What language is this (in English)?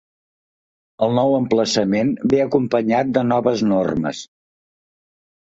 Catalan